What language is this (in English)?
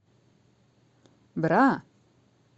Russian